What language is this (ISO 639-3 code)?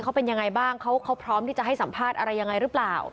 tha